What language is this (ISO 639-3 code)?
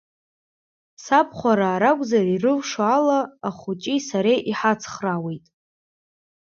abk